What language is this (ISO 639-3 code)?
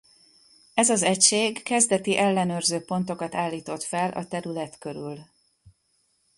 hun